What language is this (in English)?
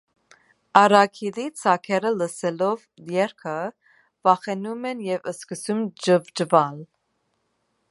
Armenian